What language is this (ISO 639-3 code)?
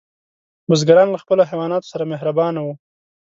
pus